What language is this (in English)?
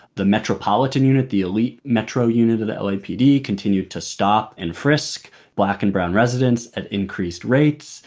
English